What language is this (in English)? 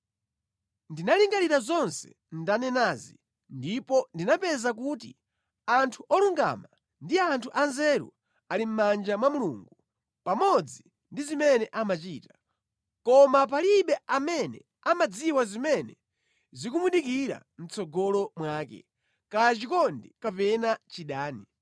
Nyanja